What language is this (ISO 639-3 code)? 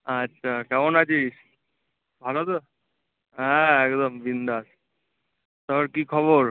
ben